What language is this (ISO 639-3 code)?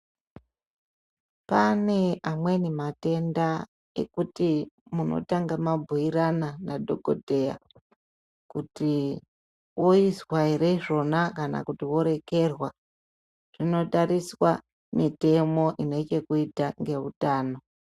ndc